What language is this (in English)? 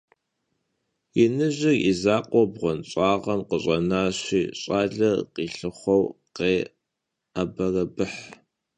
Kabardian